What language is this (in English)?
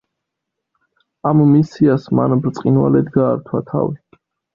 Georgian